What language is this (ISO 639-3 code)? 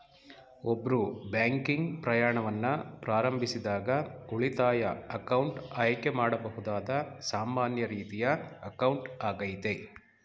kan